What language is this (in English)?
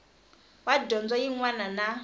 Tsonga